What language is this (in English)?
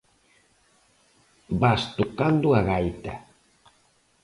Galician